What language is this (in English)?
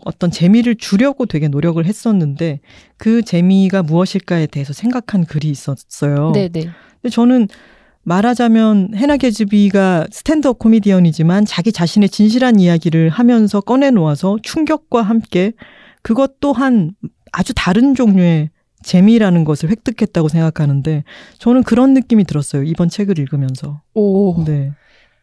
Korean